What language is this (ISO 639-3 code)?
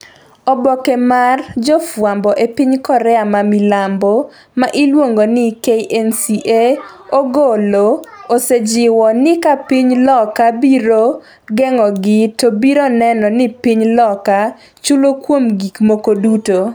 luo